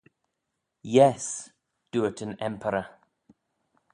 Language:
Manx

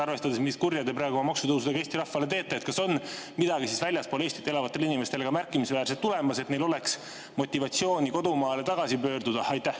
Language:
Estonian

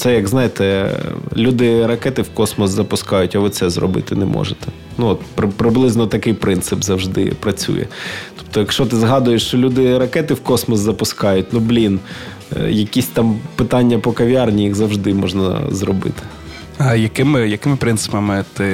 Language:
Ukrainian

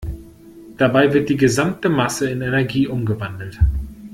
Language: German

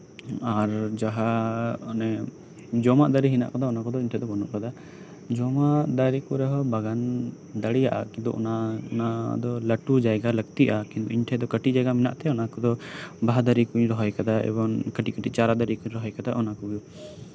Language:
Santali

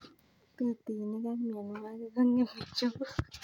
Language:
Kalenjin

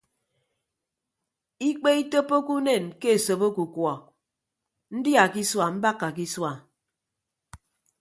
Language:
Ibibio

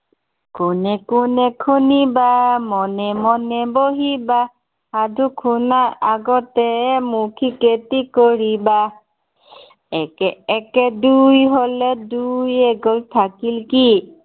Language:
Assamese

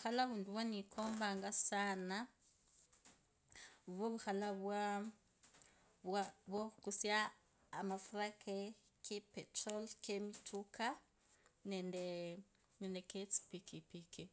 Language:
Kabras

